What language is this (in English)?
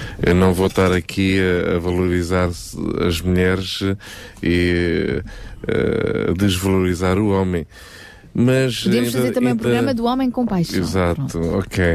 Portuguese